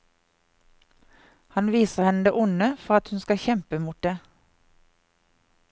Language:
Norwegian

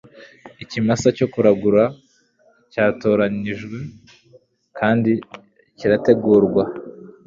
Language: Kinyarwanda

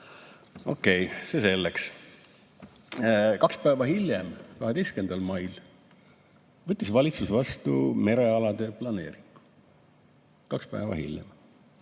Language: Estonian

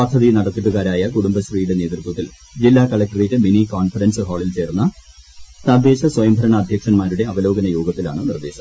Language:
Malayalam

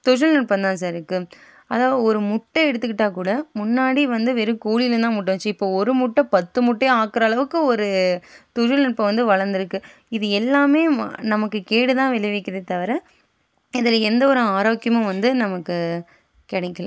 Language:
Tamil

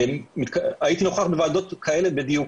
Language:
Hebrew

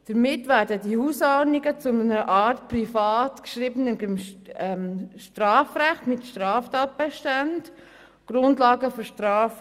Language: Swiss German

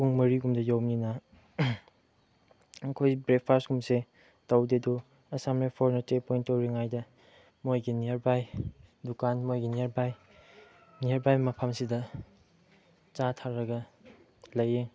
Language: Manipuri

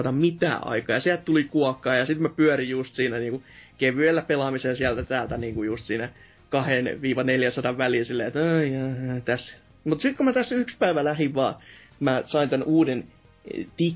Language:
Finnish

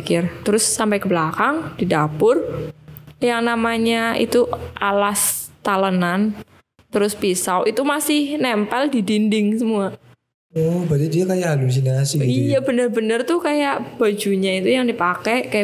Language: Indonesian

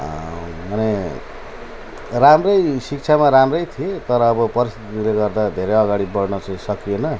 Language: Nepali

